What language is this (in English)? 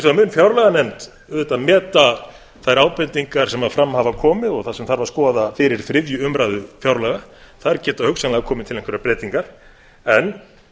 Icelandic